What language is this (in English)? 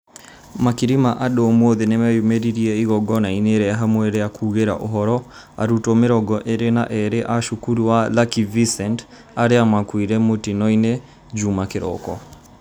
Kikuyu